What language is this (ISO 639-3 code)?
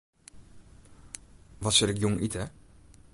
fry